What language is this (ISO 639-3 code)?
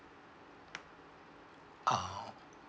eng